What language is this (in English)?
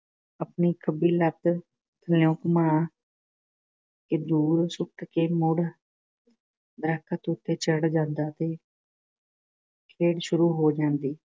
Punjabi